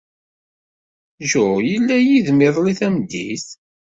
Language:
Kabyle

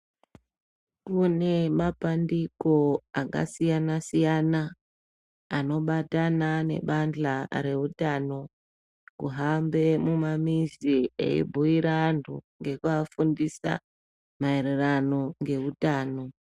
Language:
Ndau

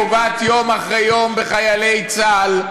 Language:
Hebrew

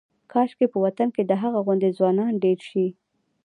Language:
Pashto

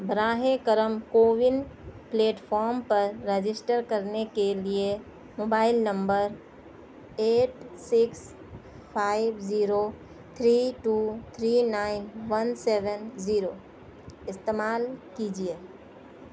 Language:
Urdu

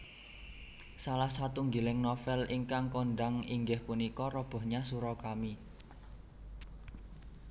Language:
Javanese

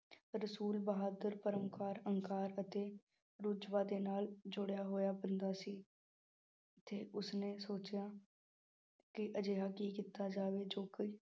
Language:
Punjabi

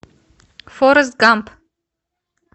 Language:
Russian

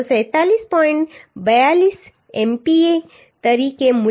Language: Gujarati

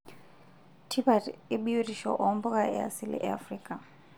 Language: Masai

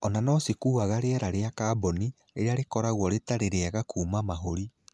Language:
Kikuyu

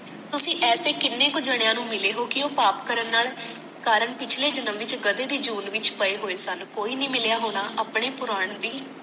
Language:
Punjabi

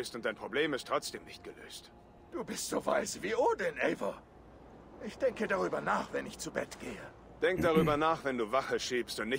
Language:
German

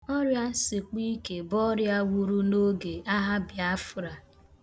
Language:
Igbo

